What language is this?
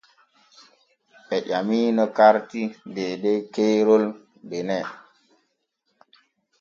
Borgu Fulfulde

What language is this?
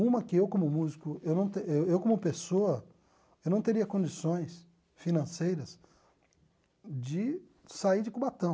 Portuguese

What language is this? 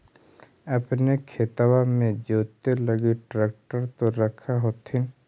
Magahi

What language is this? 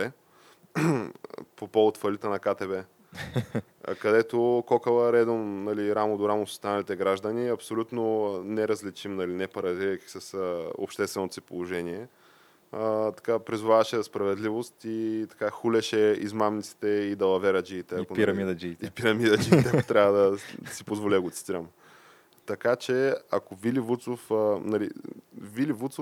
Bulgarian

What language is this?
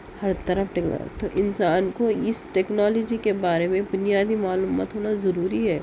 Urdu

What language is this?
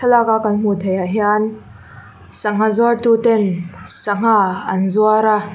Mizo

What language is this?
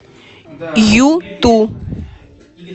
Russian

